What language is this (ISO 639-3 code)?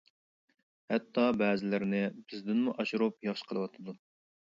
uig